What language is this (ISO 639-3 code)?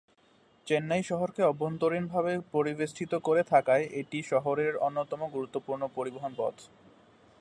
ben